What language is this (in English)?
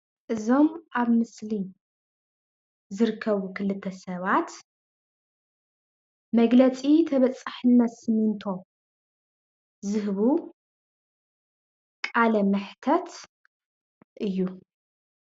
Tigrinya